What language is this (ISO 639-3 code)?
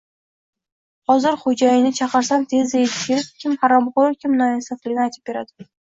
uzb